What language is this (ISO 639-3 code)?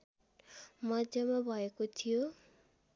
nep